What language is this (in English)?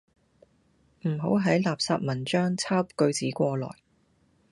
Cantonese